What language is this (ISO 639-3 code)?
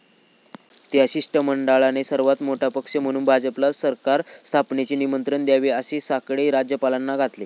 mar